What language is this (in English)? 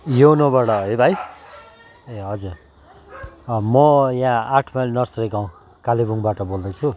Nepali